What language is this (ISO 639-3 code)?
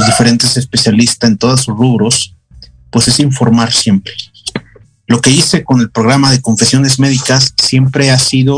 spa